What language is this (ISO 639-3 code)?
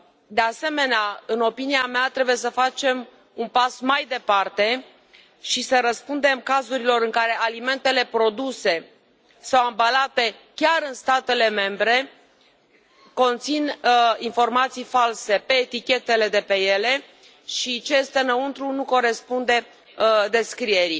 ron